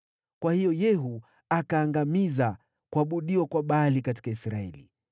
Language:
Swahili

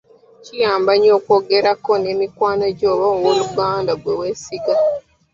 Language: Ganda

